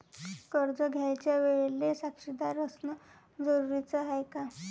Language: Marathi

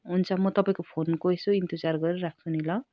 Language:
Nepali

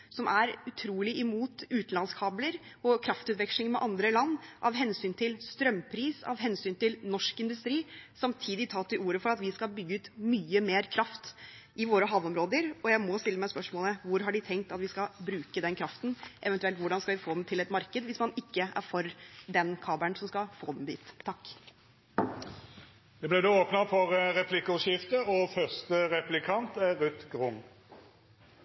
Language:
Norwegian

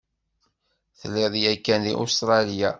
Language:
Kabyle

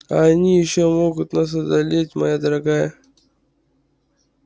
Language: Russian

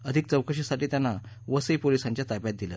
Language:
Marathi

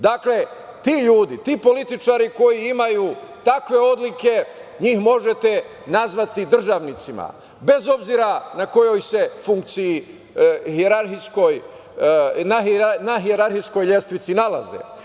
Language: Serbian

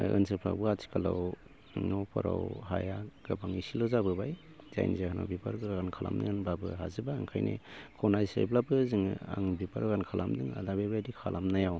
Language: Bodo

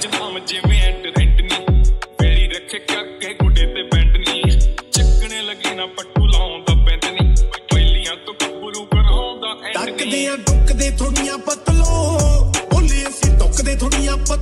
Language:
Punjabi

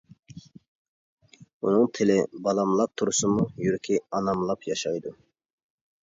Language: Uyghur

